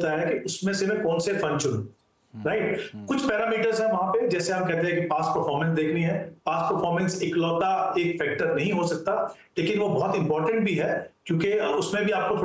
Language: Hindi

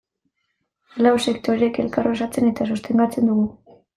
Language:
Basque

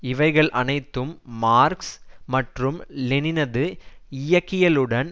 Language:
Tamil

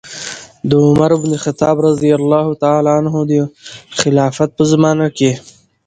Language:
Pashto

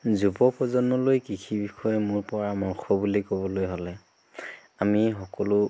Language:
Assamese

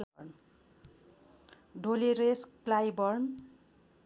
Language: Nepali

